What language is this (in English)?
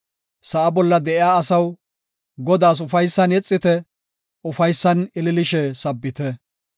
Gofa